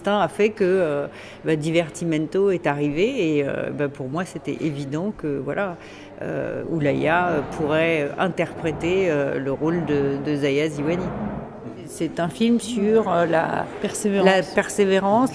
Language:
French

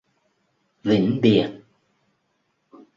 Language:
Vietnamese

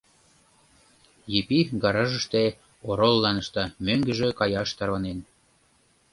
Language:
Mari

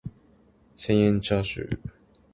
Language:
Japanese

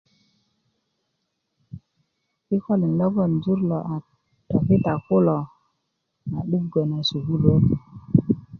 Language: Kuku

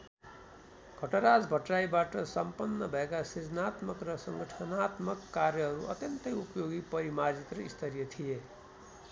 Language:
Nepali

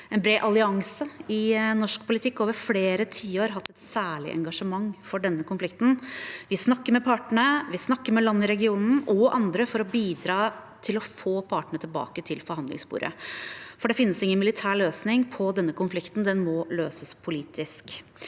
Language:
Norwegian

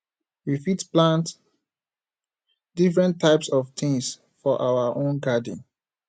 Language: Nigerian Pidgin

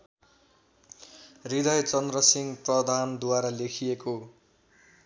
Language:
Nepali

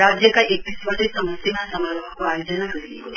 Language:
Nepali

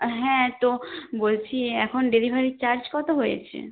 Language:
Bangla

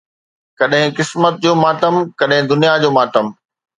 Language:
Sindhi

